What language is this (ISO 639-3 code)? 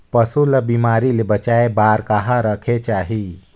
hne